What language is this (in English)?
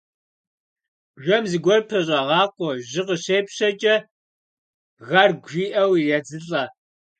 Kabardian